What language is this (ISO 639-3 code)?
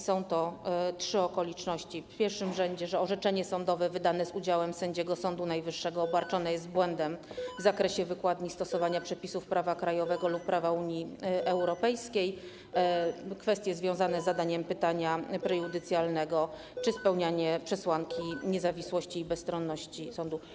pol